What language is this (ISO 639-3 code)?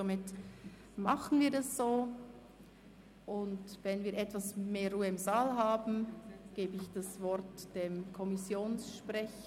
gsw